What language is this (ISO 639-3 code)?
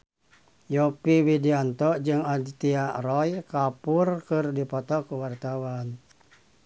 sun